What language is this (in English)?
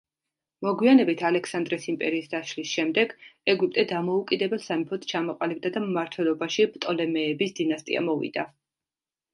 Georgian